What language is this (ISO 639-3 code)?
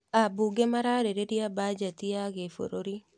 kik